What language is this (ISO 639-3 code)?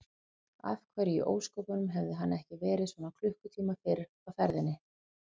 isl